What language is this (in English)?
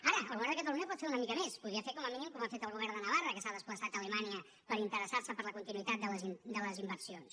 Catalan